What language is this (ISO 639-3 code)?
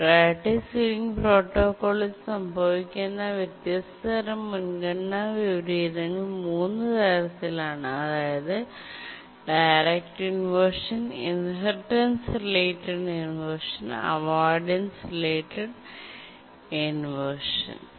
mal